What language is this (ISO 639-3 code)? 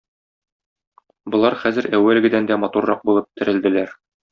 tat